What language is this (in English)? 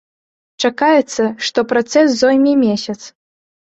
Belarusian